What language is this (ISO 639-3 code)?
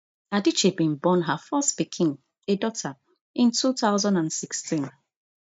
pcm